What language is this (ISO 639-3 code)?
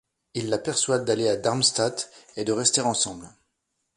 fra